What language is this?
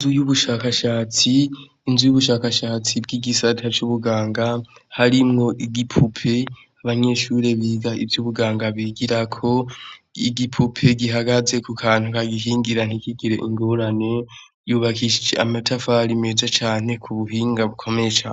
Rundi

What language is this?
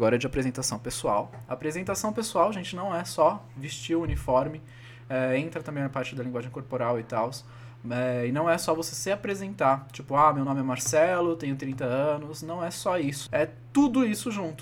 Portuguese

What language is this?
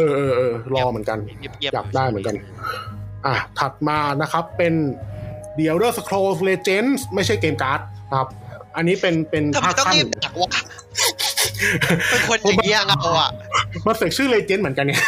Thai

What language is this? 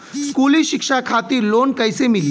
Bhojpuri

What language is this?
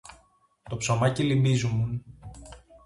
Greek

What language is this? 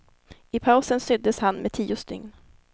Swedish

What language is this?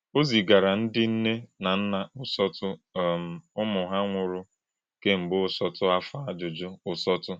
Igbo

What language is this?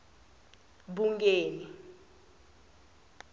Tsonga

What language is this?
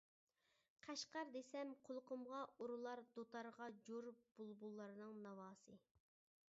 Uyghur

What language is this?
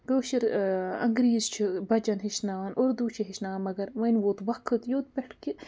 Kashmiri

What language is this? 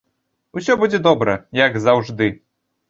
Belarusian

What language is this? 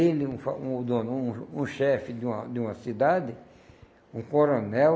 Portuguese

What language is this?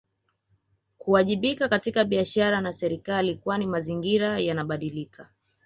Swahili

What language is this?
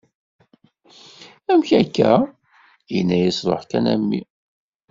Kabyle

